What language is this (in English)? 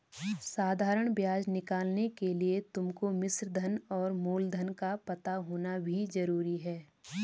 Hindi